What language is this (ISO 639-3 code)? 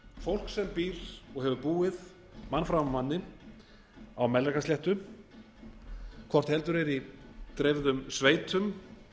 isl